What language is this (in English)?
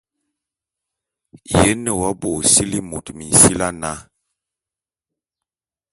Bulu